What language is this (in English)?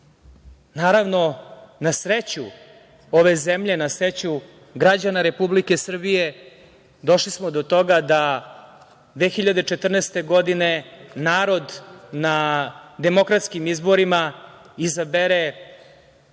Serbian